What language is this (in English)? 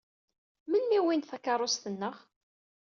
Kabyle